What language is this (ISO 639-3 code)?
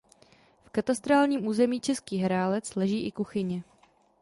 ces